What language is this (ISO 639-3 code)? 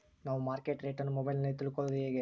kan